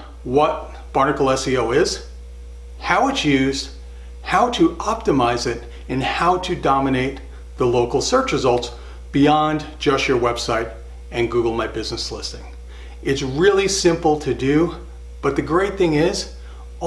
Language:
English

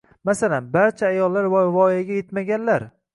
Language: Uzbek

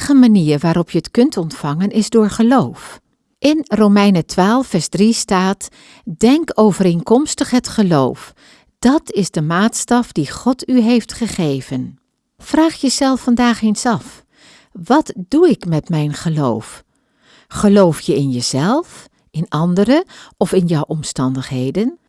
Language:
Dutch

